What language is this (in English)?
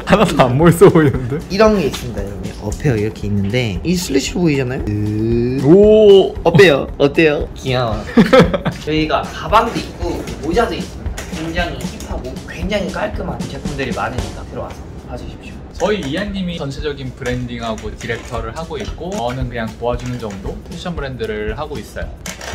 Korean